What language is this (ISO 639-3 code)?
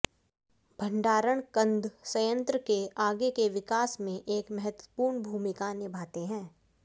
hin